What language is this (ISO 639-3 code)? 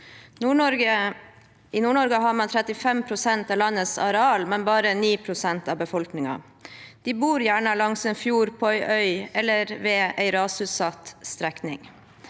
nor